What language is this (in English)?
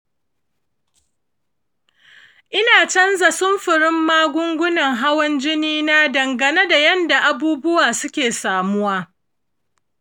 Hausa